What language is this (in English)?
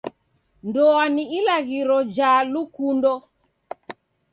Taita